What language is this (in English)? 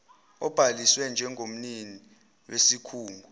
Zulu